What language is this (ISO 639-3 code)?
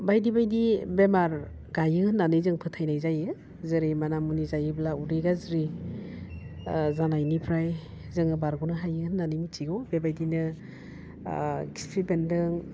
brx